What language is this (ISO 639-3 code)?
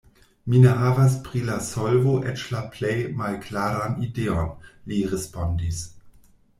epo